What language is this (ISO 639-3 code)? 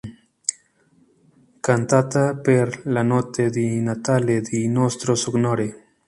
spa